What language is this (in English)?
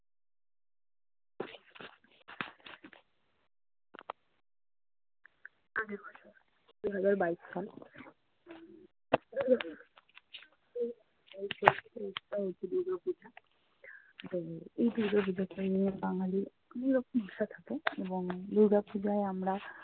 Bangla